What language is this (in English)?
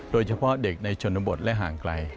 Thai